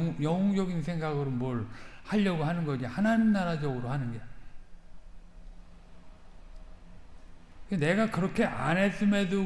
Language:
Korean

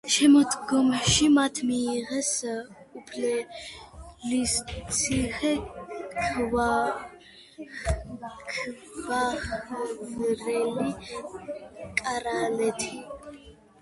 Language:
Georgian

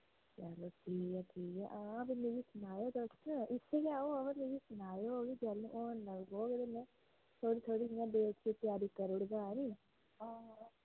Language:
Dogri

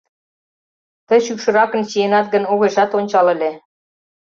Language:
Mari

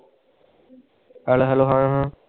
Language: Punjabi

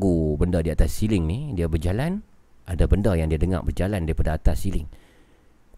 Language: Malay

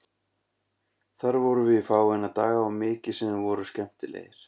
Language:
Icelandic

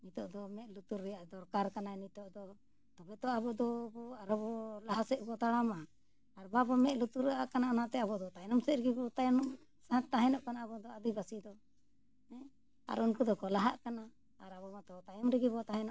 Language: Santali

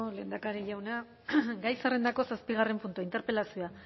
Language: Basque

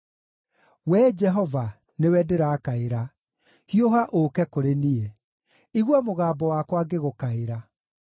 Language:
Kikuyu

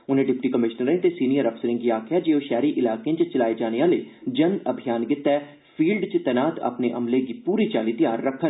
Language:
Dogri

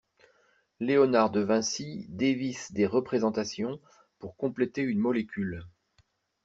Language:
French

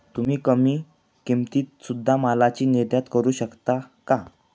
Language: Marathi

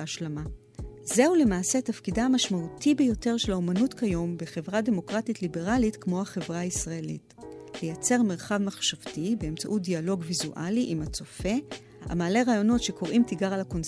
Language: Hebrew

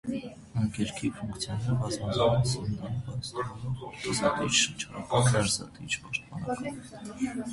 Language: Armenian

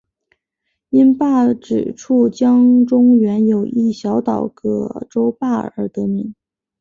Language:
Chinese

